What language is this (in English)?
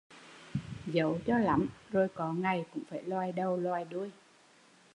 Vietnamese